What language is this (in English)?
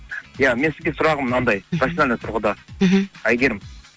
Kazakh